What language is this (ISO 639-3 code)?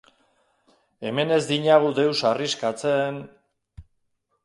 eus